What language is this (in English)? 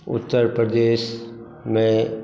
Maithili